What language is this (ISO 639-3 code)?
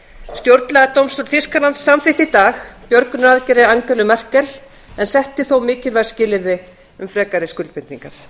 isl